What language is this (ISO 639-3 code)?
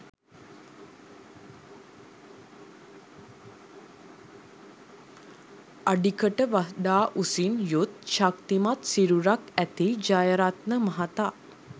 sin